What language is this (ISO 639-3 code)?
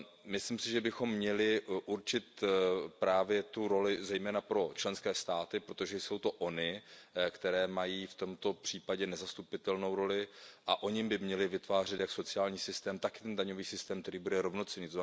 ces